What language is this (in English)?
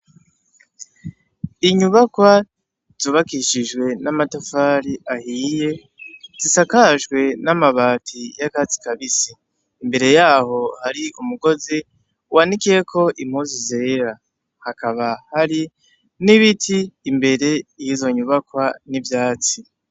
Rundi